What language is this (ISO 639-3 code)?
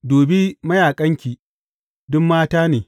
hau